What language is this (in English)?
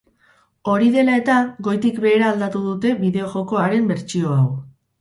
Basque